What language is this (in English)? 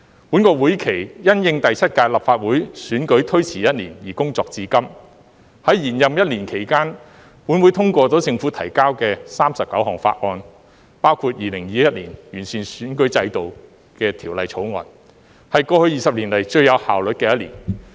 Cantonese